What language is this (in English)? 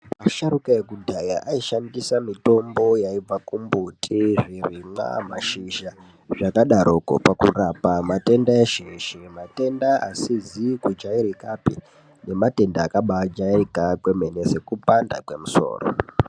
Ndau